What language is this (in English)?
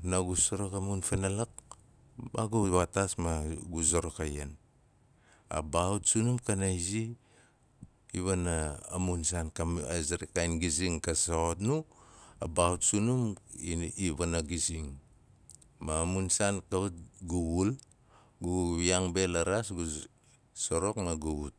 Nalik